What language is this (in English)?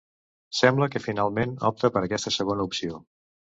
Catalan